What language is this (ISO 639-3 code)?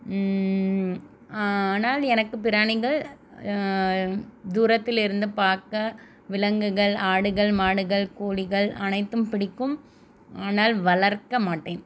tam